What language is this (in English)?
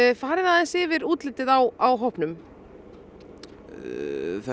Icelandic